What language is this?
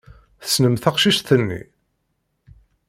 Kabyle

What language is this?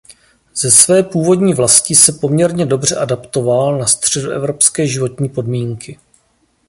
Czech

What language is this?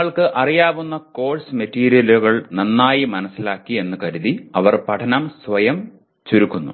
Malayalam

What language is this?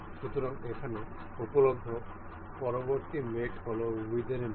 Bangla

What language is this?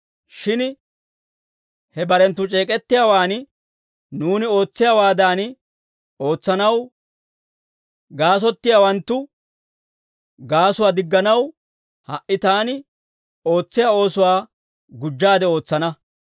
Dawro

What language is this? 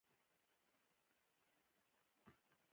Pashto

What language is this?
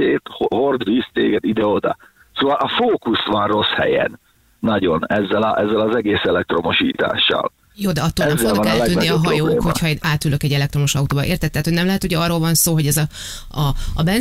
Hungarian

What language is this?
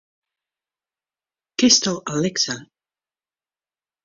Western Frisian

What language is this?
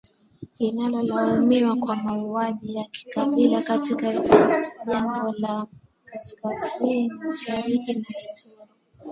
Swahili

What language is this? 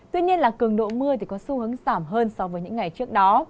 Vietnamese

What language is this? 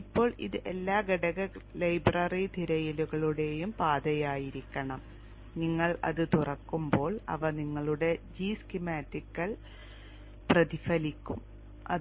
Malayalam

